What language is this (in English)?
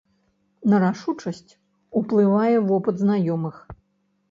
Belarusian